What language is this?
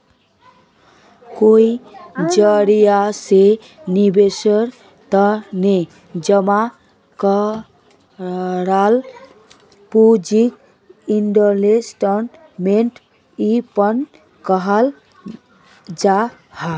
Magahi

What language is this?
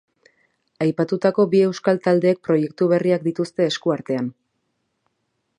Basque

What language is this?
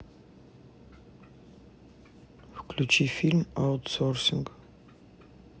Russian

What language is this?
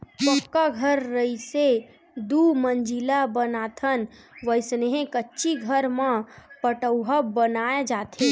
Chhattisgarhi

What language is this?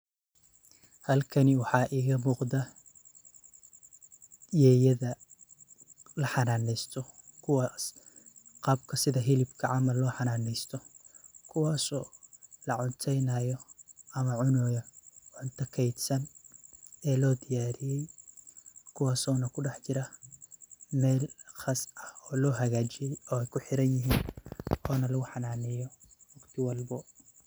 Somali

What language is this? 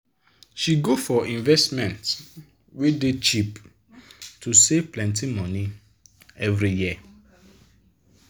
Nigerian Pidgin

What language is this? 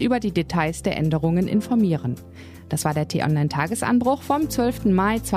German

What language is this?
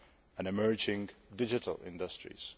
English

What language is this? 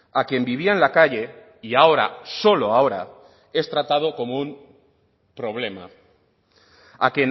Spanish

